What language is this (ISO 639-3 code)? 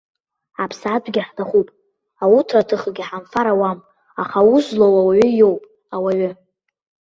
abk